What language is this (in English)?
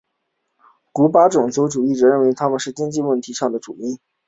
Chinese